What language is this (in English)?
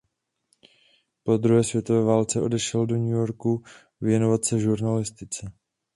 Czech